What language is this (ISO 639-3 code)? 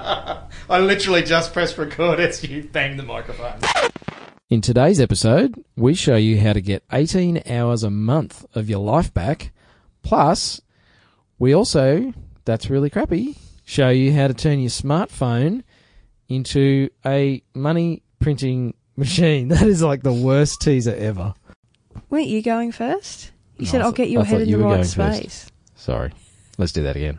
eng